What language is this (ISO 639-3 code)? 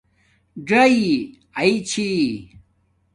dmk